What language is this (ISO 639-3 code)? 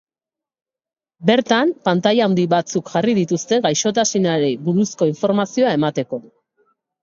eus